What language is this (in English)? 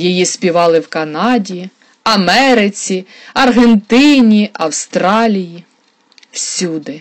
Ukrainian